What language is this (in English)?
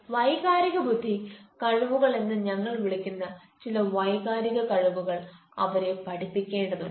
Malayalam